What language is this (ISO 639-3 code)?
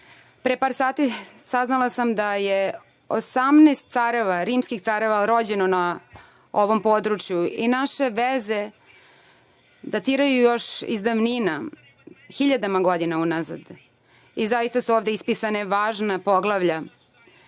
srp